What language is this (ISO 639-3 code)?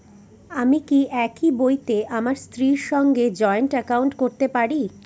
ben